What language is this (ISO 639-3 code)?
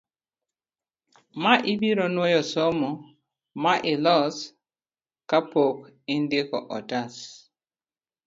luo